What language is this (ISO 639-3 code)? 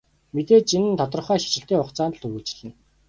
mon